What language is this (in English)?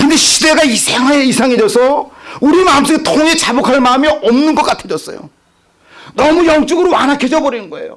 Korean